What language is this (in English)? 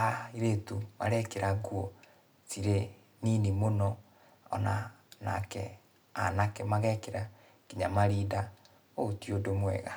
Kikuyu